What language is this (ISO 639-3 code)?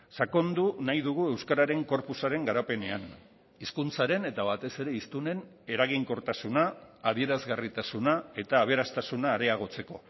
eus